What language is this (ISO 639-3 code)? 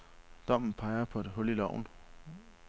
dan